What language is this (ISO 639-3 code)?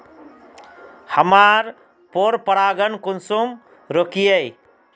mag